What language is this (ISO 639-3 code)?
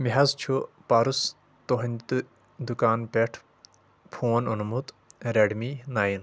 kas